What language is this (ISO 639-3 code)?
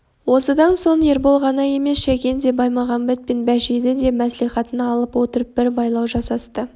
kaz